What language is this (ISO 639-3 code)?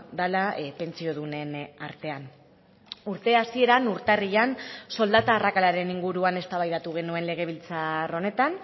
eus